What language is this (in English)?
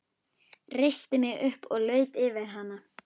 Icelandic